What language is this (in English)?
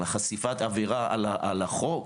Hebrew